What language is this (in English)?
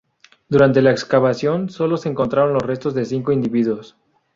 Spanish